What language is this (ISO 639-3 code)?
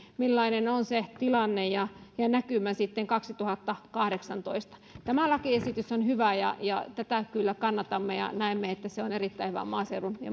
fin